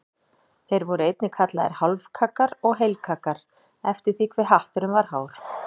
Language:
Icelandic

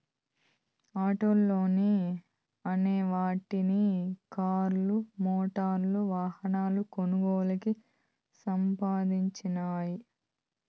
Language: Telugu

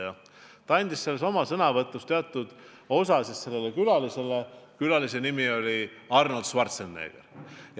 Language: Estonian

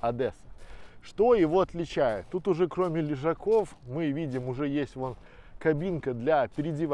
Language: Russian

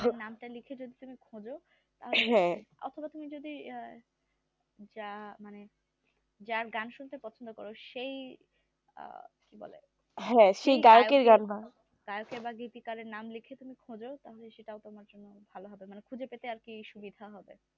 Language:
Bangla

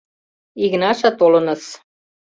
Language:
Mari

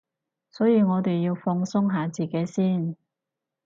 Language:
Cantonese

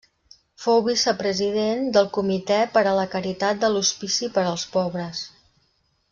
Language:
Catalan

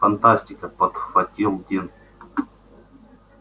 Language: Russian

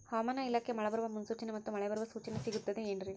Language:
Kannada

